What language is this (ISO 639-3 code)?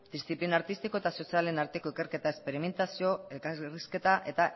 eus